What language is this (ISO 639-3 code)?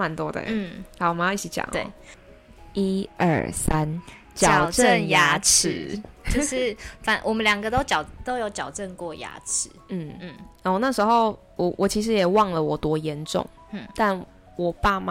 zho